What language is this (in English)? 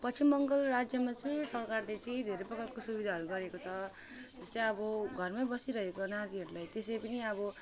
Nepali